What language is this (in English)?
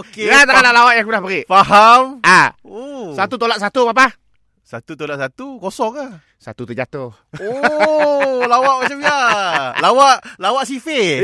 Malay